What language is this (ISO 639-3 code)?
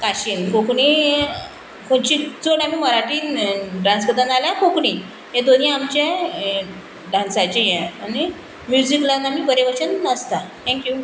kok